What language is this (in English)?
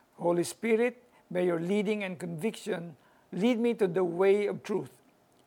Filipino